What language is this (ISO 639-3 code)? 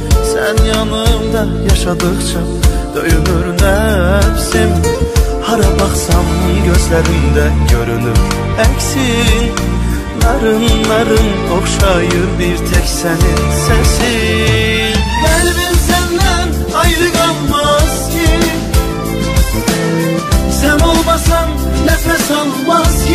tur